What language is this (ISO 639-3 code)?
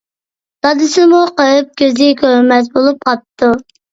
uig